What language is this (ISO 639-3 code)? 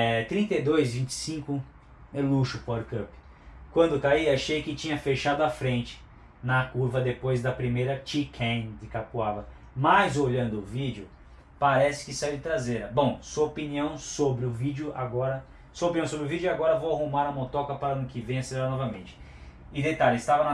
por